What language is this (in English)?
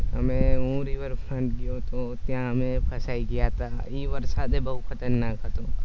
Gujarati